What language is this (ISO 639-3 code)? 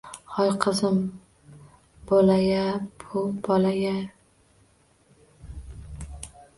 uzb